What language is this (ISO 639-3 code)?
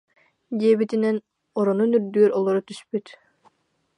sah